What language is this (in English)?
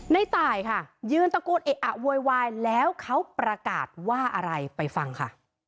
Thai